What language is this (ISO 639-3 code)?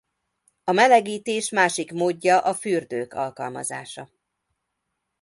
hun